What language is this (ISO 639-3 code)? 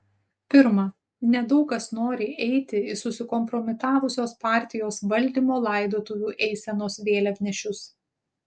lit